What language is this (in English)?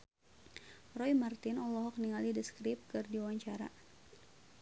Sundanese